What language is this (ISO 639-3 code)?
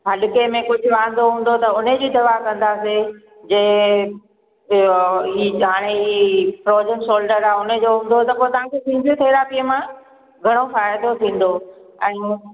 snd